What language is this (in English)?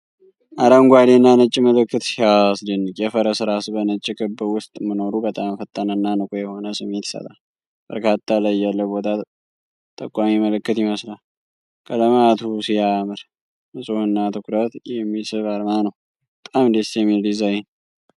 Amharic